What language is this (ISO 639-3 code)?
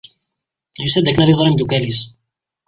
kab